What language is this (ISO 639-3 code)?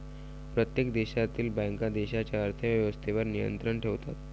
mar